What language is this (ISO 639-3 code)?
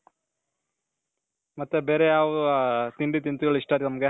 kan